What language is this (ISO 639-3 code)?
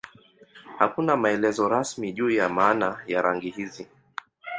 swa